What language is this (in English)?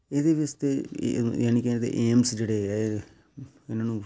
Punjabi